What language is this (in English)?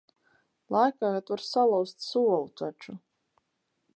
Latvian